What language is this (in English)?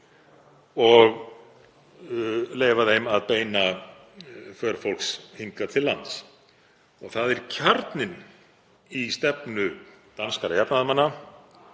Icelandic